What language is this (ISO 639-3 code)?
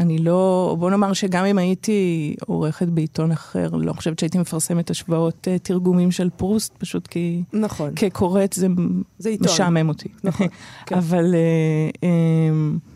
heb